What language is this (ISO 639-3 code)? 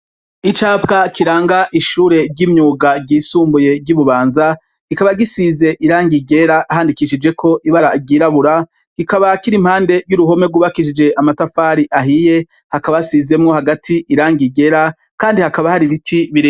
run